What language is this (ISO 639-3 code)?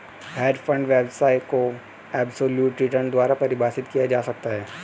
hin